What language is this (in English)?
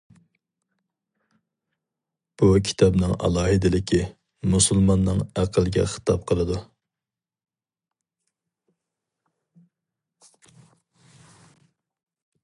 Uyghur